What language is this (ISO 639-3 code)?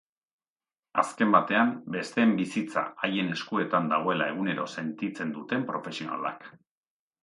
eus